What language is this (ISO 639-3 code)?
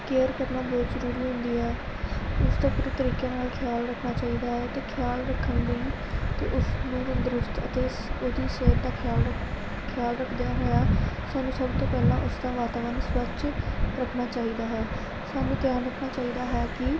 pan